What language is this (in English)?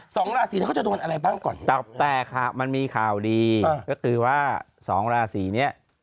Thai